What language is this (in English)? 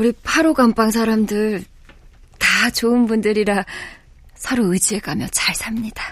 Korean